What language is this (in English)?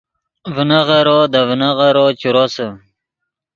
Yidgha